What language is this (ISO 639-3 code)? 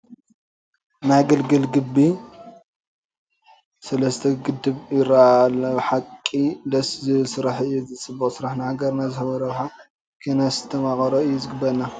tir